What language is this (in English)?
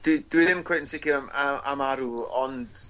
Welsh